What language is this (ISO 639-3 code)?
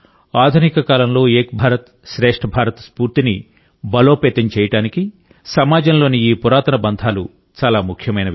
tel